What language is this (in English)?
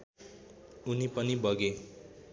Nepali